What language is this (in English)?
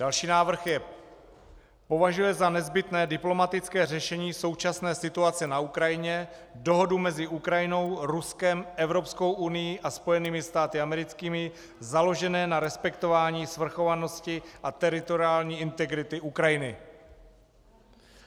Czech